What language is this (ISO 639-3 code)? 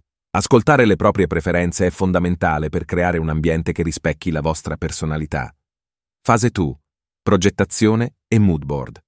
ita